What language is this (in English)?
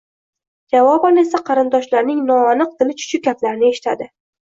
Uzbek